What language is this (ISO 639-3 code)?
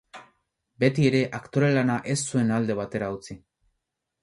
eus